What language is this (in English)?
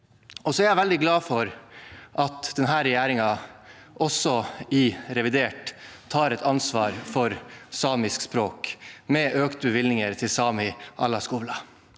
Norwegian